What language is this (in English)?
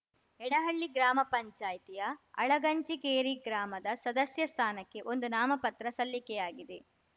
Kannada